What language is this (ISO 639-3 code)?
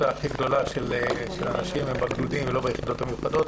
heb